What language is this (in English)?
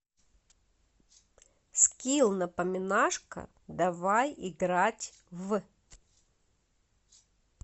Russian